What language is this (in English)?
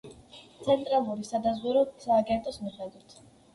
Georgian